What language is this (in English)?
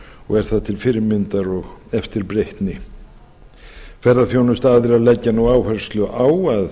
Icelandic